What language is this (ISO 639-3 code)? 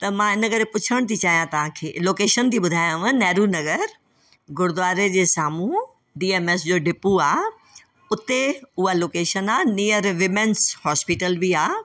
snd